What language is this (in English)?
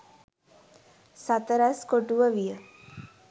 Sinhala